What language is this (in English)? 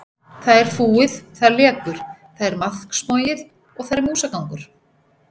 Icelandic